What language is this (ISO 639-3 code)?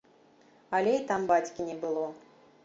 bel